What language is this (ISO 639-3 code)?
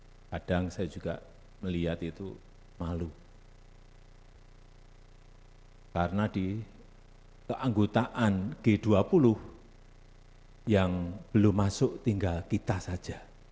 ind